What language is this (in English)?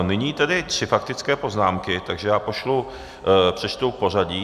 Czech